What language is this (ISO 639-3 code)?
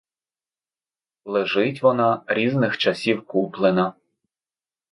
ukr